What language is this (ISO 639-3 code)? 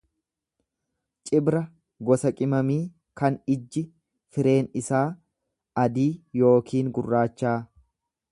orm